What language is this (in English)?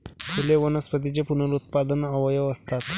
Marathi